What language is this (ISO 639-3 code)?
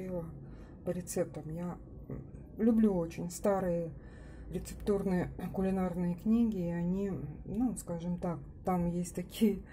rus